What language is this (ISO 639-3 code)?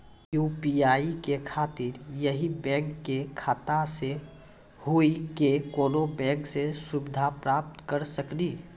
mai